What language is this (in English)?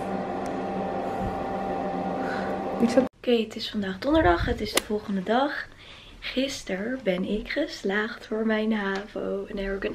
Dutch